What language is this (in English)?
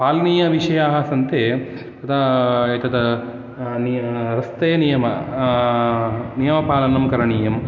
Sanskrit